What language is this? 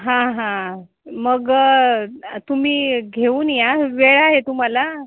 Marathi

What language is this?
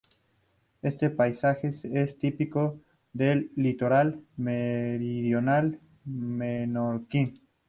Spanish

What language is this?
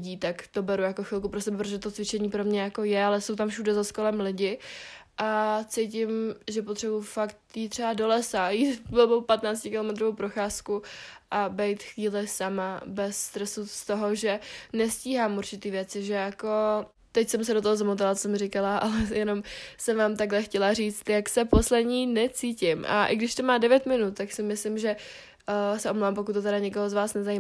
Czech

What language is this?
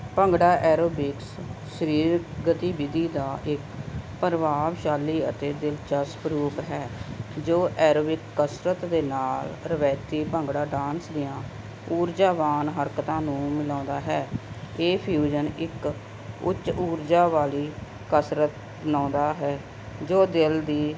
Punjabi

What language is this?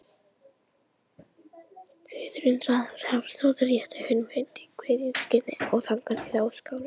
Icelandic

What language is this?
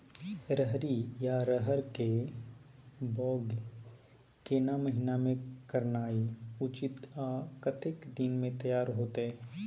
Maithili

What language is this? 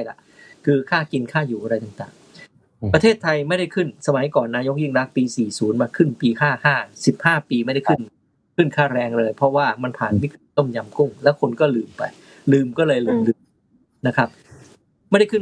Thai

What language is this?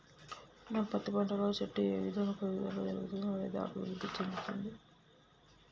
Telugu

